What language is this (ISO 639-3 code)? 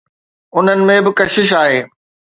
snd